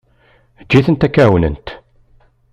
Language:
Kabyle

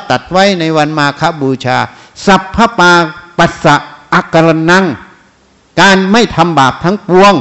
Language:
Thai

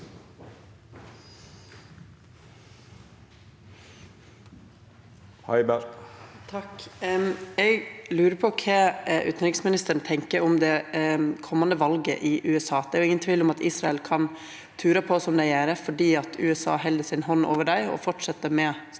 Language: Norwegian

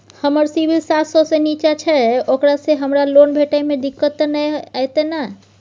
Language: Maithili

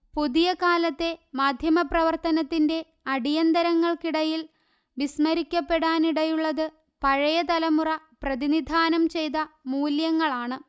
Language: Malayalam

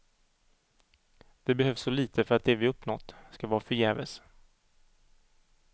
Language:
Swedish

